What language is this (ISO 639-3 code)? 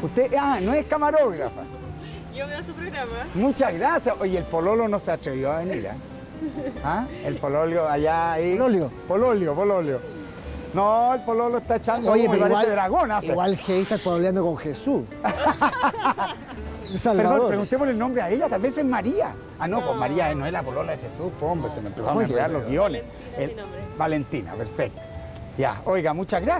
spa